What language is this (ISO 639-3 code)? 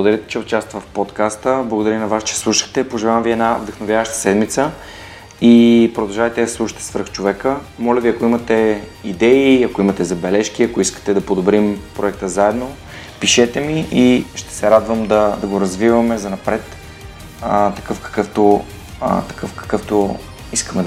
bul